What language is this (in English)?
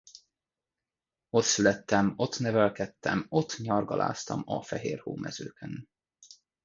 Hungarian